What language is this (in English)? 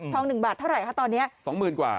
Thai